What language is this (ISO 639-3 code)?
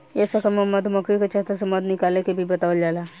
bho